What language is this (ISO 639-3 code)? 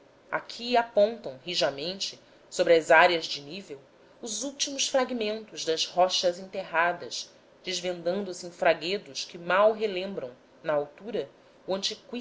por